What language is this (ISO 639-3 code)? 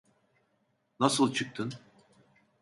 tur